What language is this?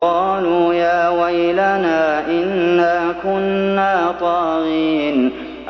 Arabic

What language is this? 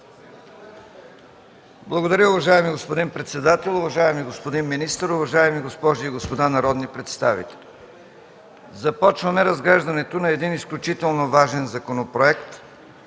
Bulgarian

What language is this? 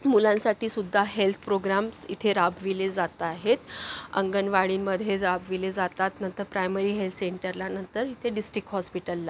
Marathi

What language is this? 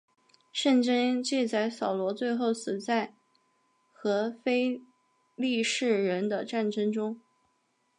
Chinese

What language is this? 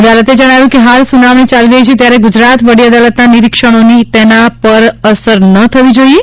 Gujarati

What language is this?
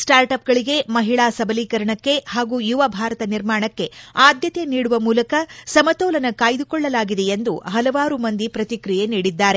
Kannada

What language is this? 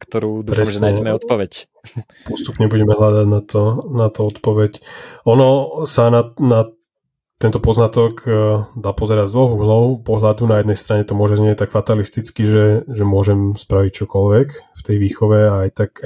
Slovak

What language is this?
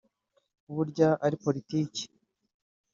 Kinyarwanda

